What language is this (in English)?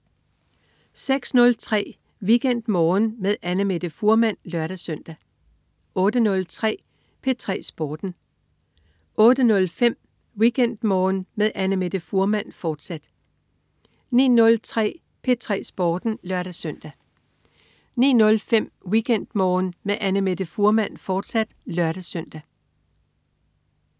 Danish